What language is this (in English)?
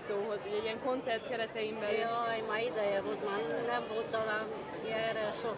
Hungarian